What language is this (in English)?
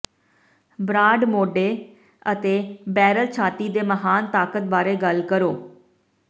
Punjabi